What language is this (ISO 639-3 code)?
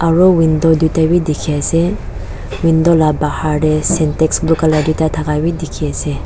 nag